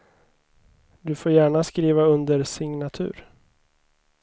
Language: Swedish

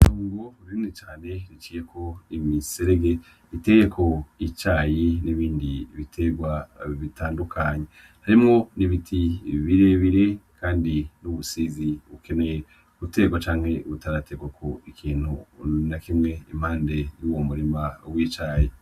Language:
Rundi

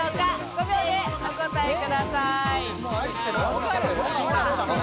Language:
Japanese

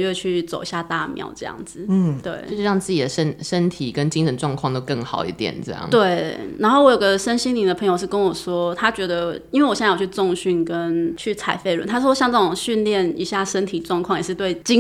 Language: Chinese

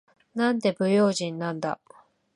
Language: Japanese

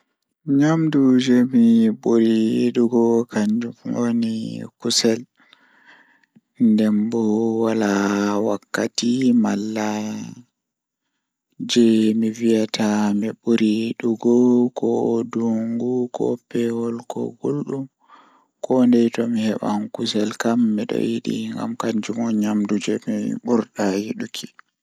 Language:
Fula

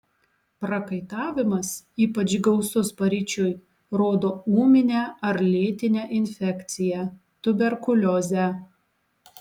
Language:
Lithuanian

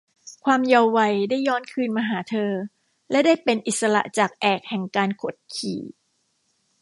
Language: Thai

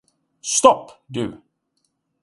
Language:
Swedish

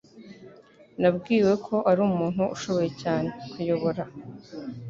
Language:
Kinyarwanda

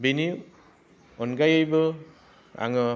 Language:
Bodo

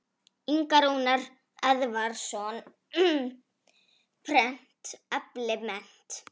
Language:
Icelandic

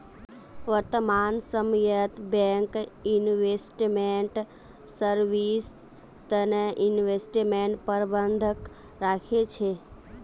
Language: Magahi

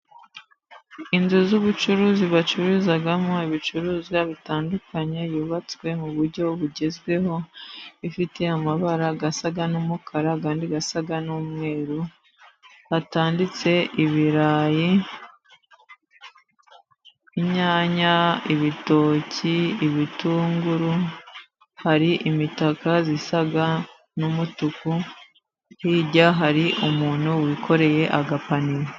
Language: Kinyarwanda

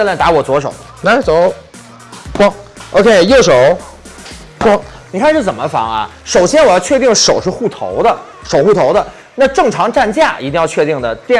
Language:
Chinese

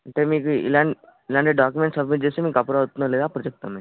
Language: Telugu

